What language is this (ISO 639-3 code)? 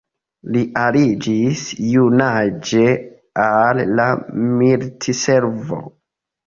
epo